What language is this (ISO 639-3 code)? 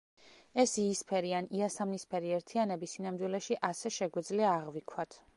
kat